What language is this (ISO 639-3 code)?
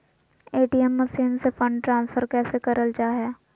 mag